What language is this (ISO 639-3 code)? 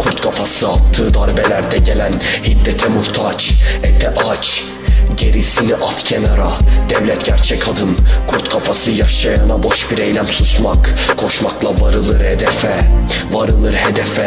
tur